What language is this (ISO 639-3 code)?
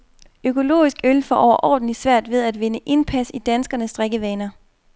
dan